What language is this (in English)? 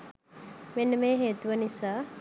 Sinhala